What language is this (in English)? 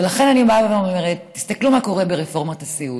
Hebrew